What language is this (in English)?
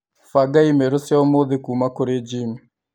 Kikuyu